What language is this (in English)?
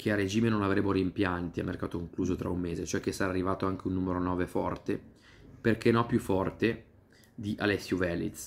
Italian